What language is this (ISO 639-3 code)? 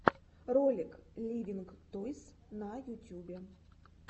rus